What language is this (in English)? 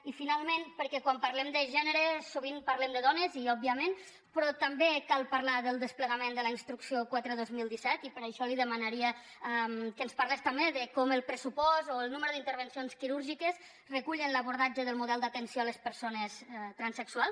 Catalan